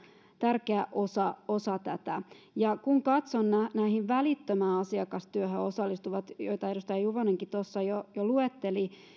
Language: Finnish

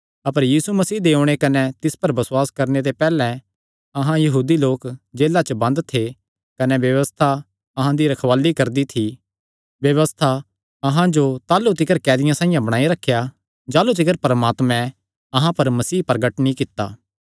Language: Kangri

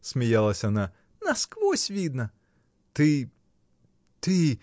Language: Russian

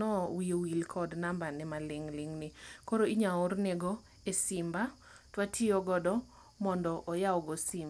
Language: Luo (Kenya and Tanzania)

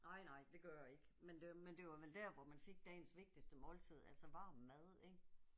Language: Danish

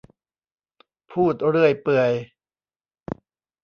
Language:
Thai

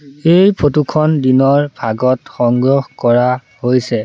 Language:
Assamese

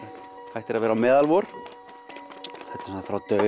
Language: Icelandic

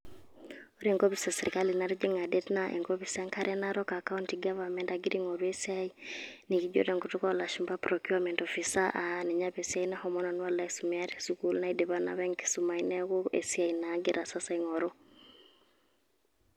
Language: Masai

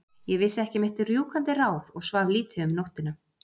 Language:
Icelandic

